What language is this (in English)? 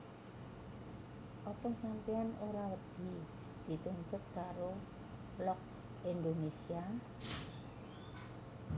Javanese